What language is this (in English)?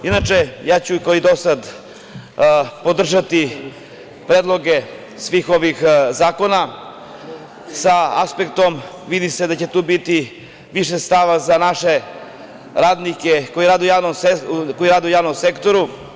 Serbian